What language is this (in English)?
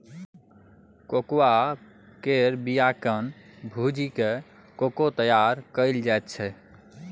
Maithili